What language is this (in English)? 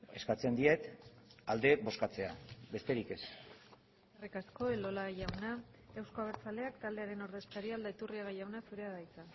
Basque